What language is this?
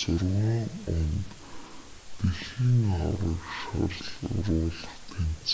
Mongolian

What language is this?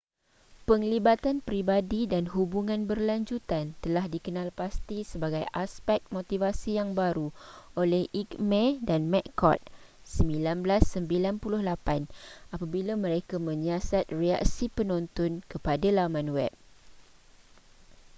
Malay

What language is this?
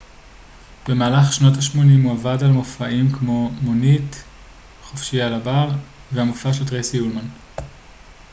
Hebrew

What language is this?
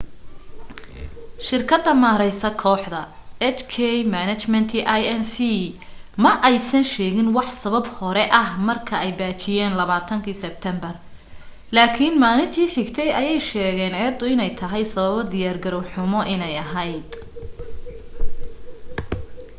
Somali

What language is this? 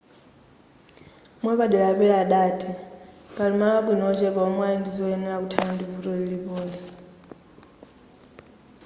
Nyanja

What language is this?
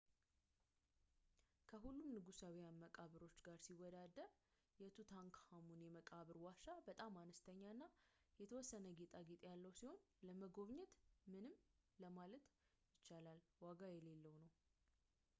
Amharic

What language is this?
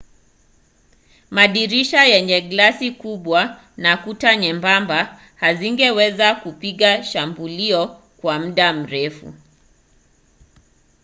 Swahili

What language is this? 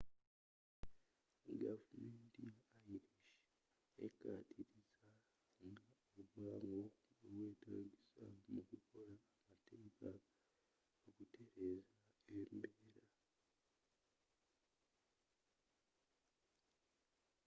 Ganda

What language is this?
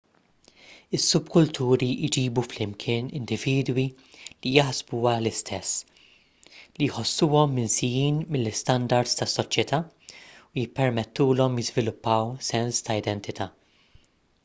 Maltese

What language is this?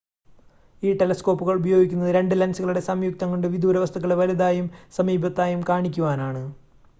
Malayalam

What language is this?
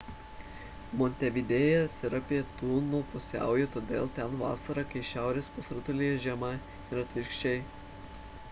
Lithuanian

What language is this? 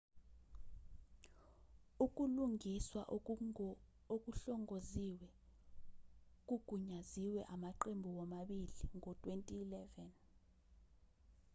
Zulu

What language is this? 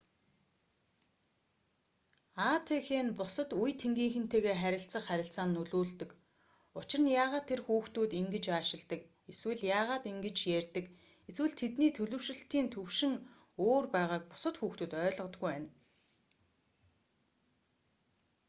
Mongolian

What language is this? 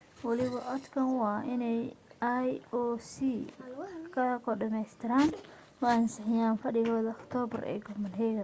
Somali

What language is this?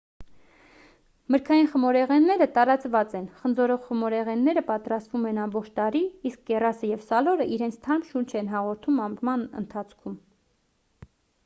Armenian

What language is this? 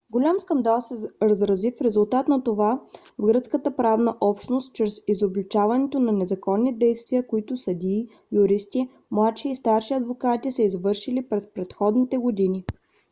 Bulgarian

